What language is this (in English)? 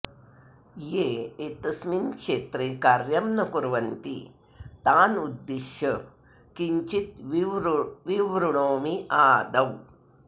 Sanskrit